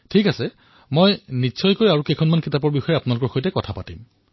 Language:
Assamese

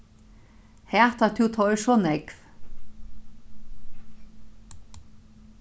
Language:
Faroese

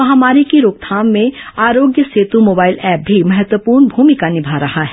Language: Hindi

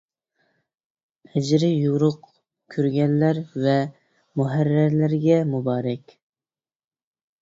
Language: Uyghur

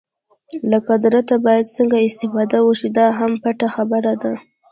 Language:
Pashto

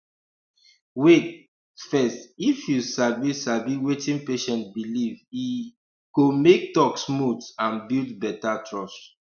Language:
Nigerian Pidgin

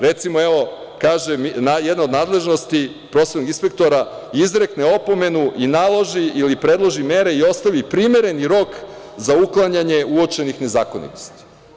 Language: Serbian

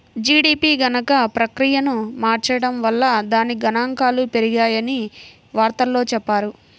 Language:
Telugu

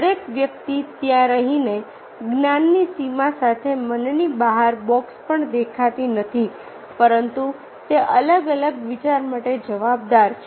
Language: Gujarati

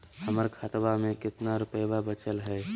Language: Magahi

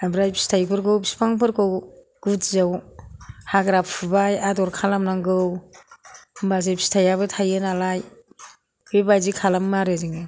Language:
Bodo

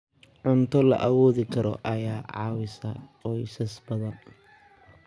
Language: Somali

